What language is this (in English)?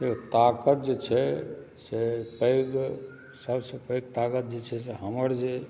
Maithili